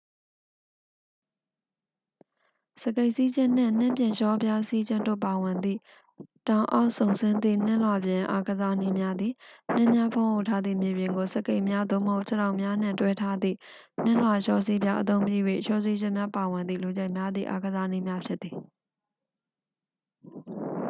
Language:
Burmese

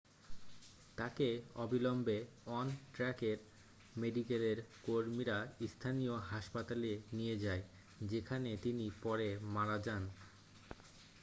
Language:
Bangla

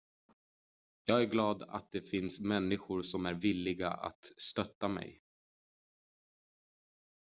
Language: Swedish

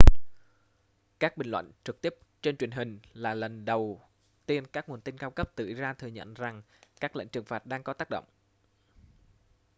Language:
Vietnamese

